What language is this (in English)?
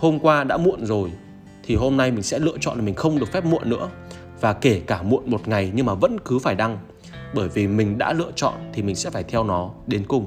Vietnamese